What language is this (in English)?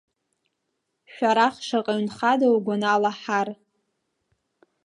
Abkhazian